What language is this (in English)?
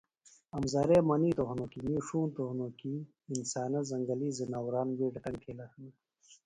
Phalura